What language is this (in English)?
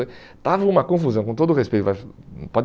Portuguese